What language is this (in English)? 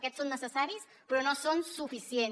Catalan